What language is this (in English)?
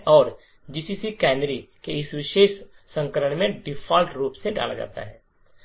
Hindi